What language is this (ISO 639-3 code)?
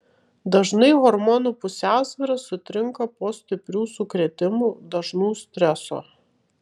lit